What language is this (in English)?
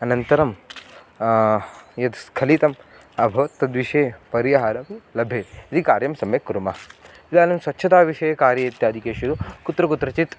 Sanskrit